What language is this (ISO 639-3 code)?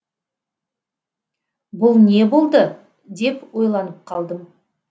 kaz